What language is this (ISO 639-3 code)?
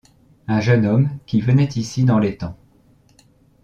fra